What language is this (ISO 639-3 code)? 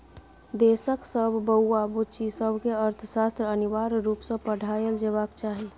mai